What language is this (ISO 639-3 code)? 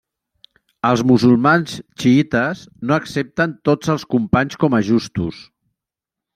cat